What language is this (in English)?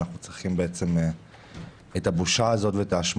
Hebrew